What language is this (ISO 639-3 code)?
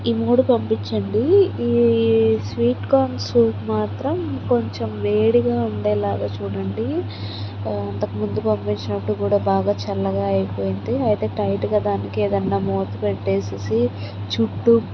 tel